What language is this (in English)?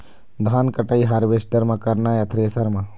Chhattisgarhi